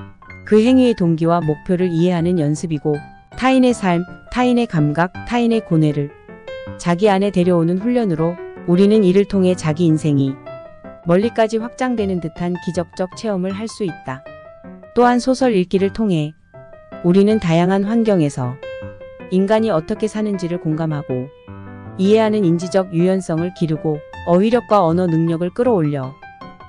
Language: Korean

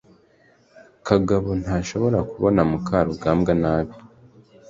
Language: Kinyarwanda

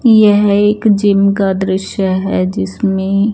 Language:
Hindi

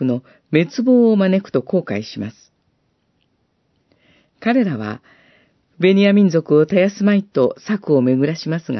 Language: Japanese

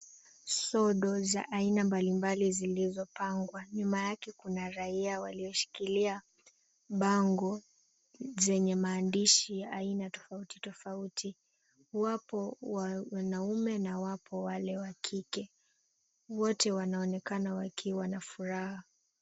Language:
Swahili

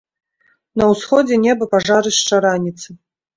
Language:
Belarusian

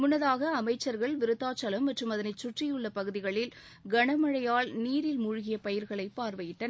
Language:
Tamil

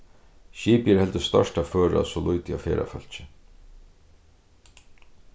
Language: Faroese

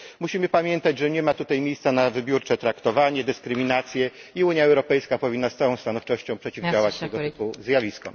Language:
Polish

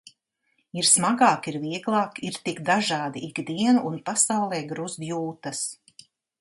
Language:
Latvian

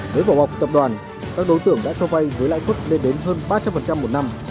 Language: Vietnamese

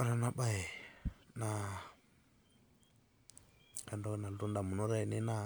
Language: Masai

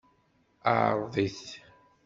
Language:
Kabyle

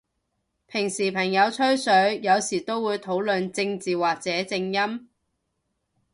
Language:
Cantonese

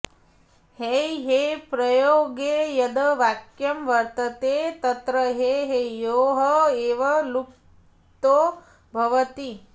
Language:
Sanskrit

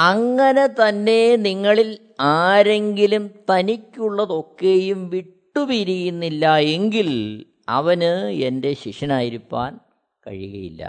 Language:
Malayalam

